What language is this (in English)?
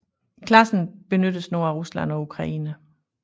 Danish